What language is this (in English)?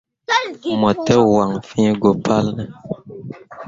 Mundang